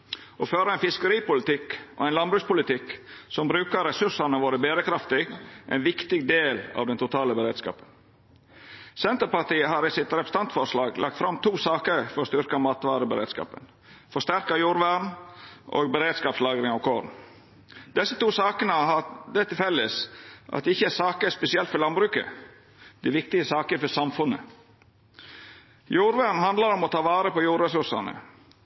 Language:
Norwegian Nynorsk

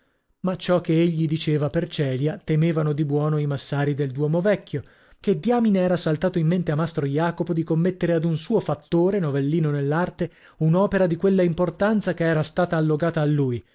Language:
Italian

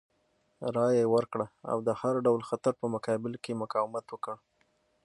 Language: Pashto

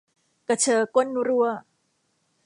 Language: Thai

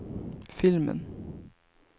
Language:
Swedish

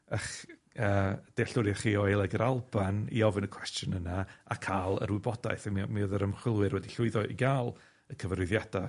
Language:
Welsh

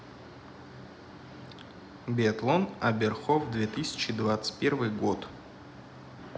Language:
Russian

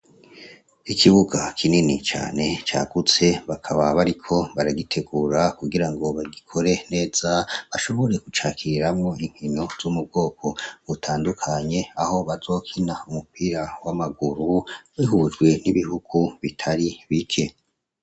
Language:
Rundi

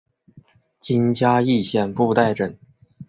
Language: Chinese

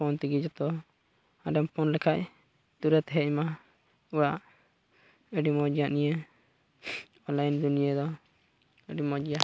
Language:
Santali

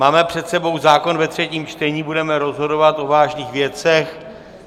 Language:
Czech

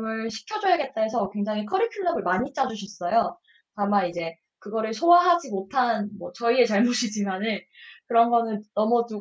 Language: Korean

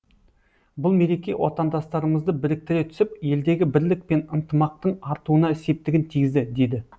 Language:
Kazakh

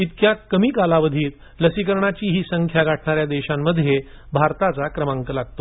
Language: Marathi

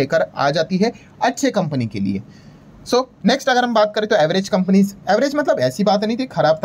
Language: Hindi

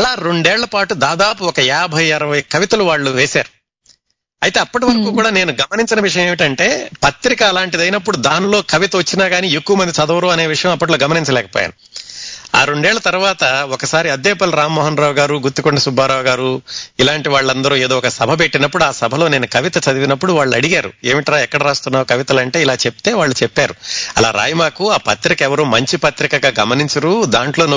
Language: Telugu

